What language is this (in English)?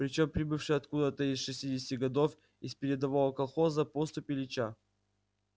Russian